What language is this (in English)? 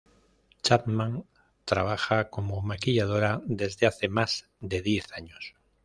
Spanish